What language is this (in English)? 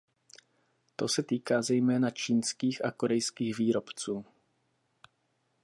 Czech